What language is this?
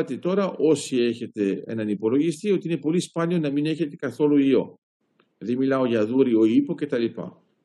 Greek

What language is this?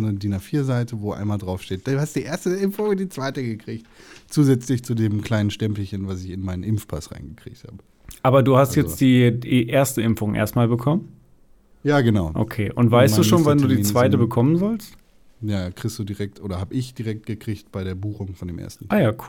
German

